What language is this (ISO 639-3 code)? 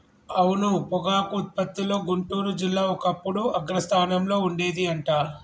tel